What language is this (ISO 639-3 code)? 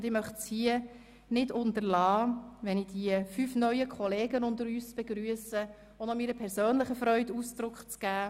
gsw